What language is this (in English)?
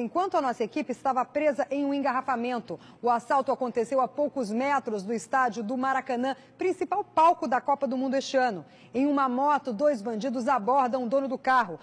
Portuguese